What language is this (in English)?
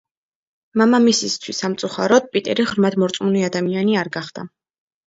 Georgian